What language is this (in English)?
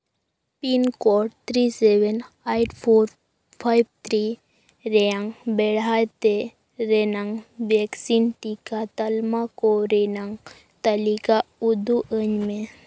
Santali